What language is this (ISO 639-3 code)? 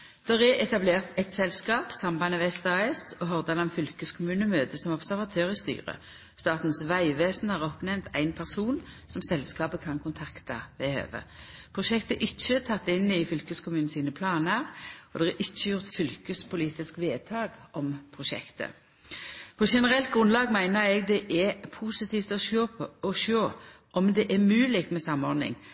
nno